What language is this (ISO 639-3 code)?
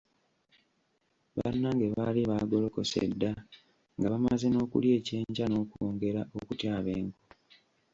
lug